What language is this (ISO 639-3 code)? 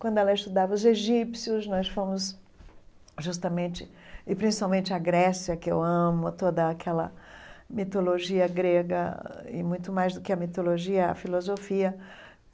por